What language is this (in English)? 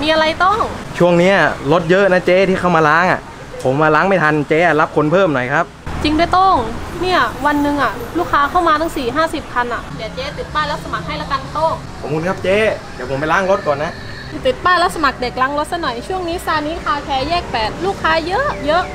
Thai